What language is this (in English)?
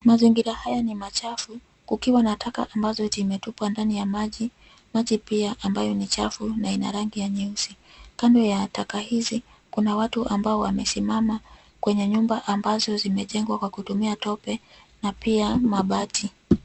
Swahili